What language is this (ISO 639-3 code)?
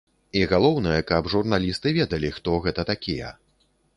bel